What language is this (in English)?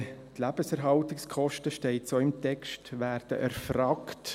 Swiss German